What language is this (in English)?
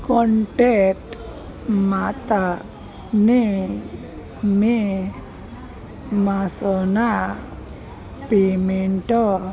Gujarati